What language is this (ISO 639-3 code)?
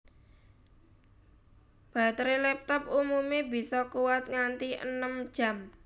jav